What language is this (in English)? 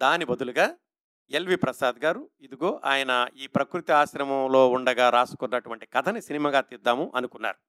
Telugu